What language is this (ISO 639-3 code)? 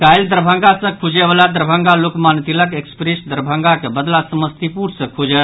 mai